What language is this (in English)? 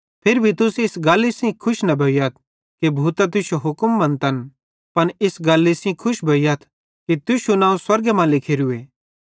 Bhadrawahi